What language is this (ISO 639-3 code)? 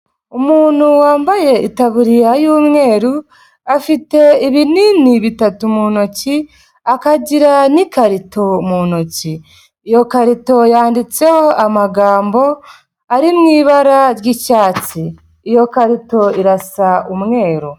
kin